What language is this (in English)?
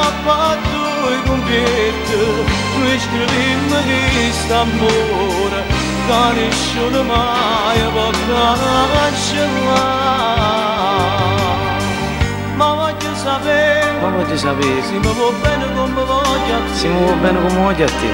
Romanian